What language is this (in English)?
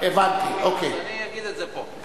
Hebrew